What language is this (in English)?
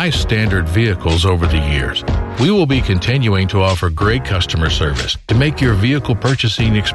Filipino